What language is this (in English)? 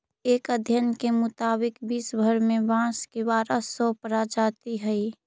Magahi